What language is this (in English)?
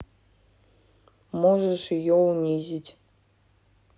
Russian